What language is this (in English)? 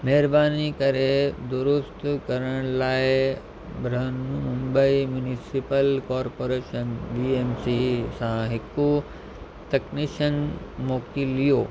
Sindhi